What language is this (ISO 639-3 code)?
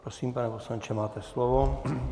ces